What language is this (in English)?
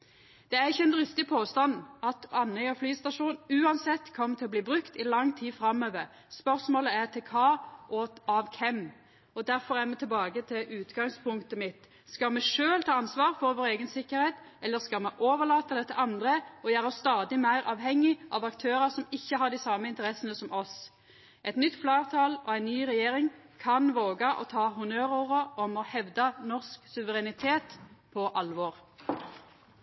Norwegian Nynorsk